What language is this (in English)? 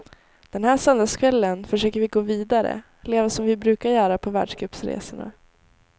Swedish